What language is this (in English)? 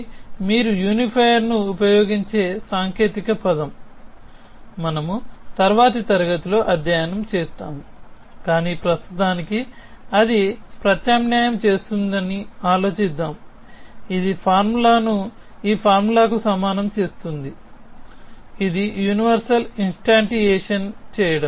Telugu